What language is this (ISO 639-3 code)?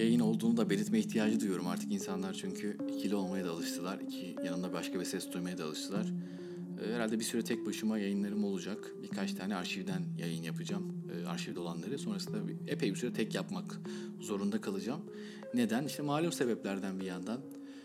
tur